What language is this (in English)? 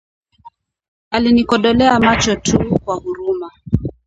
Swahili